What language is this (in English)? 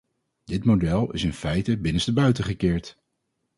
Dutch